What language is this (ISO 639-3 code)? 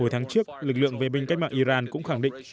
vie